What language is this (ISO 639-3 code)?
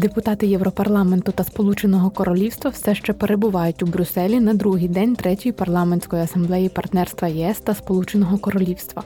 ukr